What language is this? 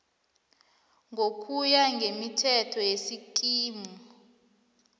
South Ndebele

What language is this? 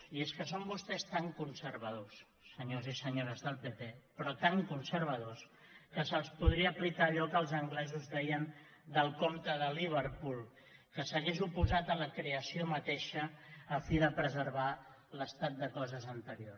Catalan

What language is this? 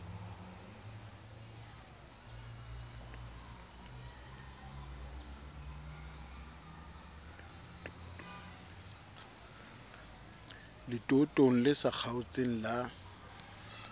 Southern Sotho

